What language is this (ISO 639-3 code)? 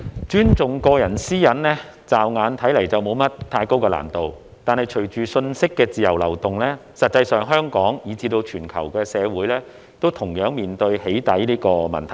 yue